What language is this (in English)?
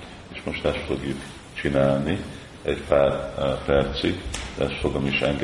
Hungarian